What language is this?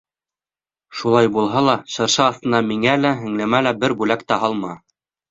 Bashkir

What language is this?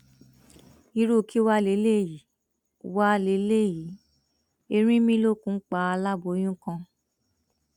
Yoruba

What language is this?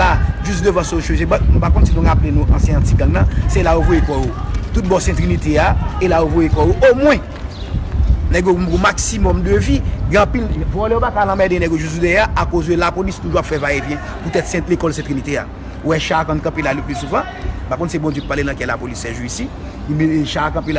French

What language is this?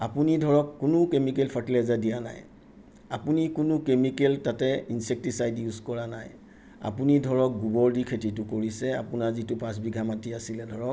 Assamese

